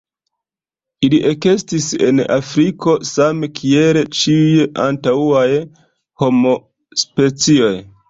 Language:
Esperanto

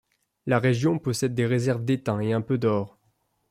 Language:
French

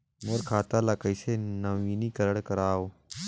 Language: Chhattisgarhi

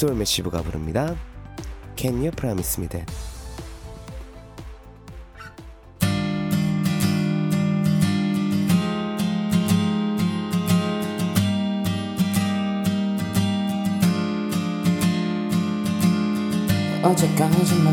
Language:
Korean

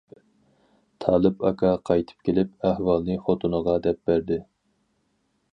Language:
Uyghur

